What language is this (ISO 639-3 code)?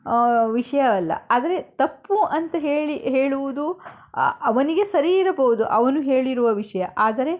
kan